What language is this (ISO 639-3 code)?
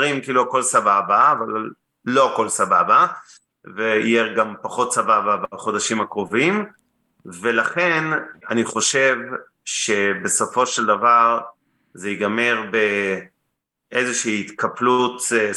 heb